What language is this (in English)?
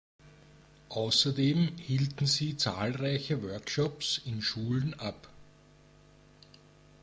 German